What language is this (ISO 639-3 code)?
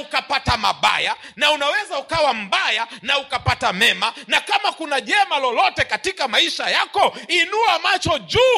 swa